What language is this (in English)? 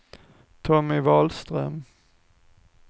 Swedish